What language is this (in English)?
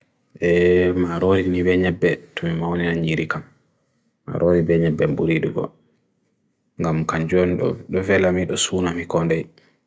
Bagirmi Fulfulde